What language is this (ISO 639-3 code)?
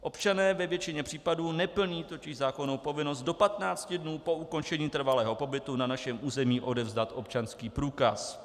ces